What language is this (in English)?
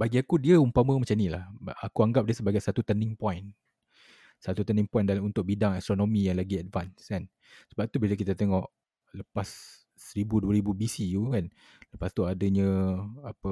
Malay